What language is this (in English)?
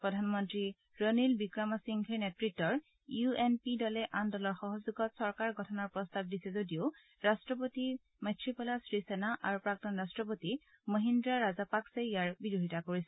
Assamese